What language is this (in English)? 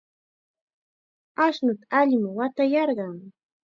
Chiquián Ancash Quechua